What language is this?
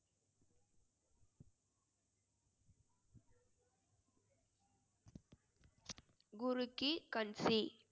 Tamil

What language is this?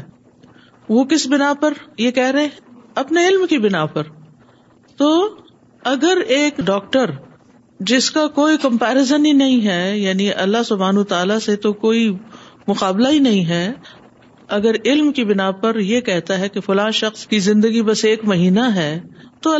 Urdu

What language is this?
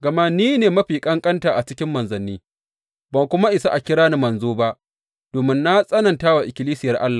Hausa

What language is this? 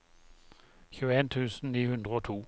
Norwegian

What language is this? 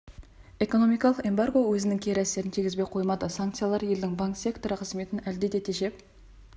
Kazakh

